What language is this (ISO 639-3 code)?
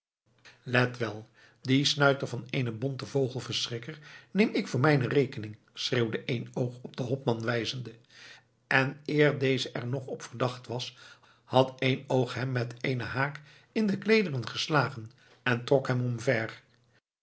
nld